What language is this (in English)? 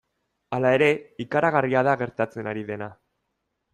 Basque